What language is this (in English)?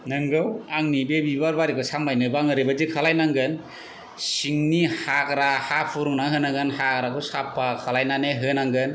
Bodo